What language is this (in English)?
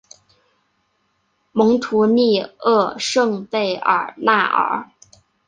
Chinese